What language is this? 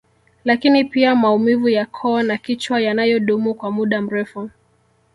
Swahili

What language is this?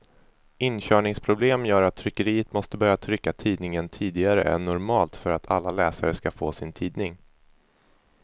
Swedish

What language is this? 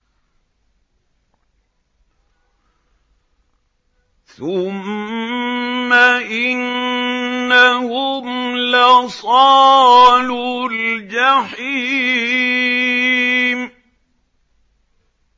Arabic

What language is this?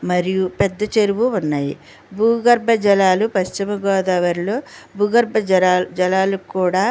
Telugu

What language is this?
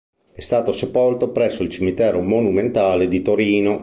Italian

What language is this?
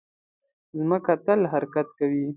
Pashto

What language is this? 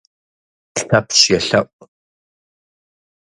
Kabardian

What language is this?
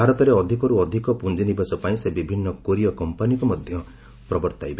Odia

